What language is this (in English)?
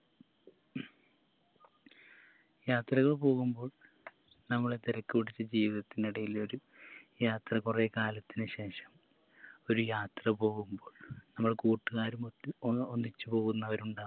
Malayalam